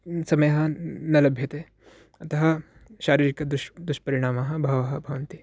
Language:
Sanskrit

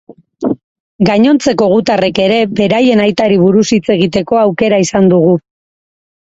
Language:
Basque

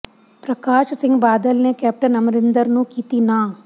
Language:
Punjabi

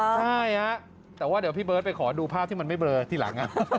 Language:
Thai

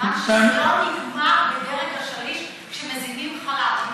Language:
Hebrew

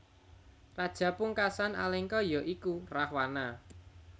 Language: Javanese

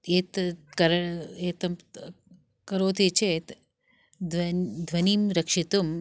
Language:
Sanskrit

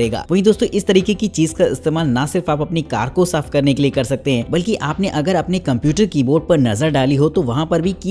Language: Hindi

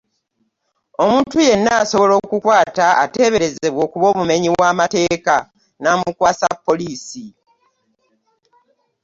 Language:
Ganda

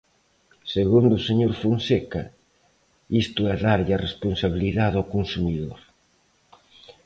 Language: Galician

